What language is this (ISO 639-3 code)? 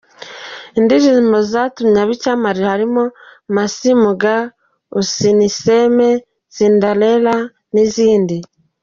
kin